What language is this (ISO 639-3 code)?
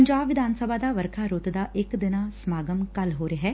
pan